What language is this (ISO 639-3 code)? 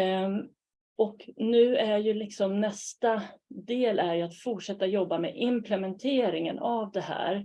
swe